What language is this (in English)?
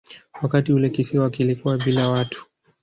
Swahili